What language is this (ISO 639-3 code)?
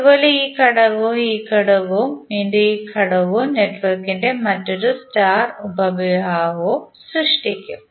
mal